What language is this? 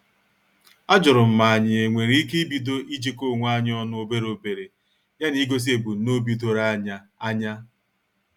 Igbo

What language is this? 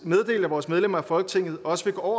Danish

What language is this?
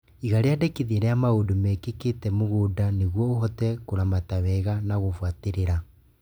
Kikuyu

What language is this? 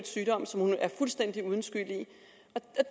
Danish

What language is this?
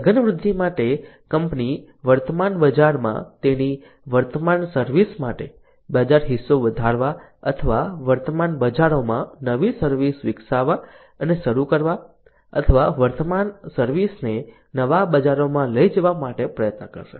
Gujarati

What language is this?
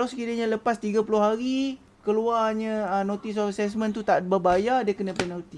Malay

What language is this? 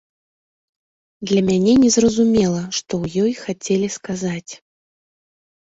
Belarusian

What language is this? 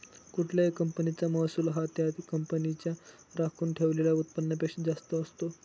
Marathi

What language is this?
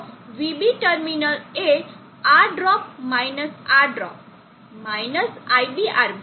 Gujarati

